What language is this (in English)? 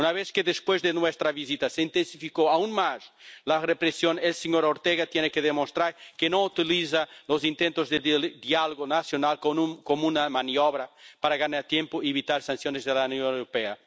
Spanish